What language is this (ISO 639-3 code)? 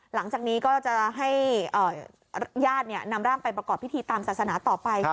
tha